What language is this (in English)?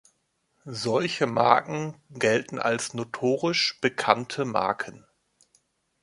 German